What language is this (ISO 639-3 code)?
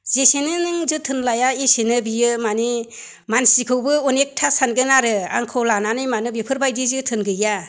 brx